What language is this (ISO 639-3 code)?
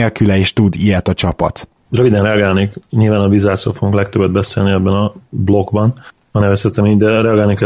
hun